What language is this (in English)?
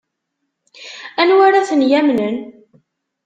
Kabyle